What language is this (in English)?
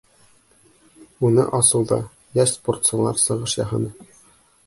Bashkir